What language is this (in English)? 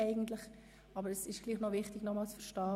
Swiss German